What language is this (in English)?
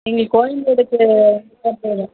Tamil